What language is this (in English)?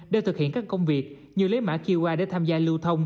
Vietnamese